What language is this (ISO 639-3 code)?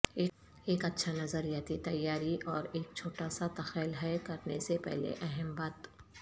urd